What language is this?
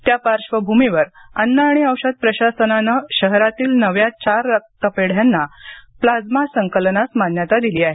Marathi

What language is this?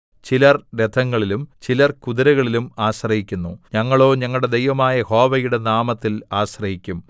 Malayalam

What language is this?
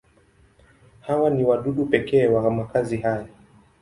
Swahili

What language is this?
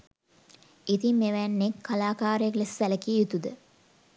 Sinhala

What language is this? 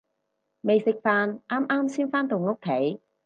Cantonese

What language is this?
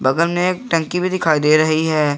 Hindi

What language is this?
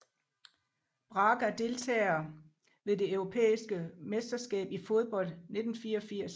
Danish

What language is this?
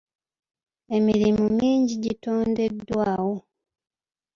Ganda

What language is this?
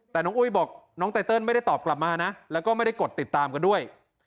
Thai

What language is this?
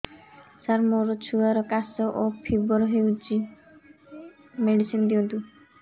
Odia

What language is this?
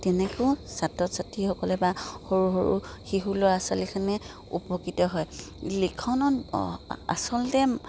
Assamese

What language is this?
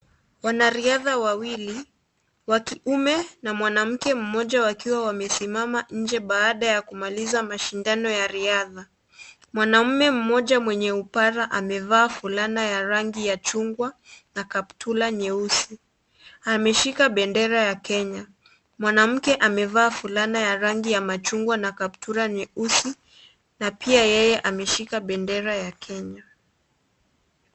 Swahili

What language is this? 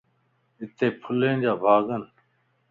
Lasi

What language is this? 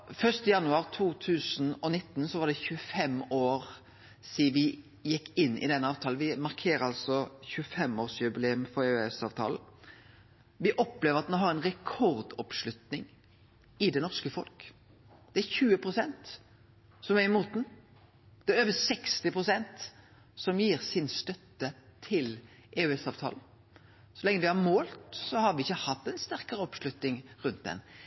Norwegian Nynorsk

